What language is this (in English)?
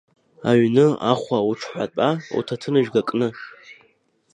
Abkhazian